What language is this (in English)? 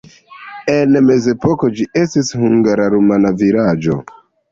Esperanto